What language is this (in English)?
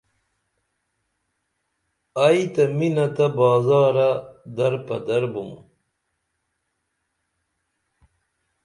Dameli